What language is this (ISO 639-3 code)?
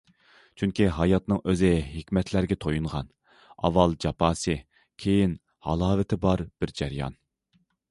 uig